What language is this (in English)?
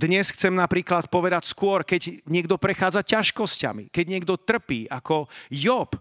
Slovak